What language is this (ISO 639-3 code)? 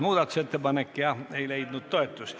est